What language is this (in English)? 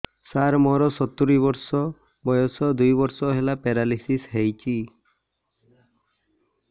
Odia